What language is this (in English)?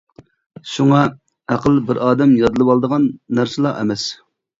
Uyghur